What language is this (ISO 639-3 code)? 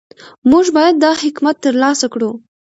pus